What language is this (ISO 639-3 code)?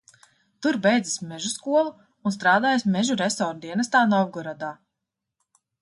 lav